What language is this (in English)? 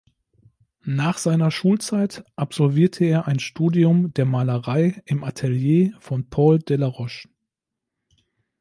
German